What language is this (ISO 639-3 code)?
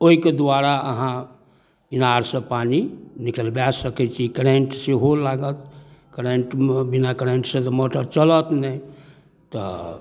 mai